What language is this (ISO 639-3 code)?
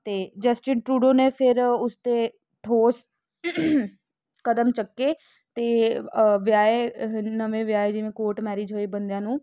pan